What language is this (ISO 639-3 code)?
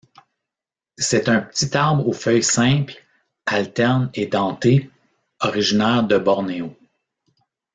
fra